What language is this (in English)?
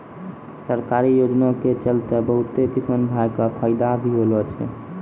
Maithili